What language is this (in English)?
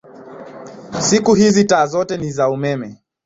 Swahili